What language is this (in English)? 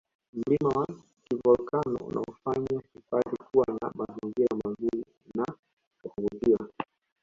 Swahili